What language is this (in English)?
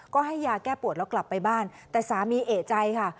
Thai